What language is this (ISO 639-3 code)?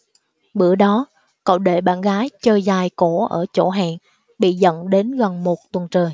vie